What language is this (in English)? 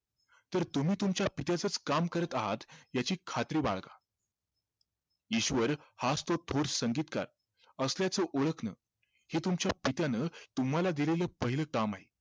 Marathi